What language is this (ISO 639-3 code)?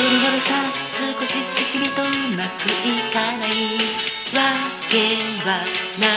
jpn